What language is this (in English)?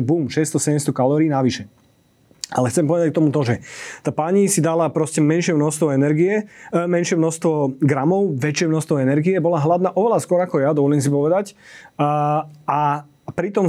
Slovak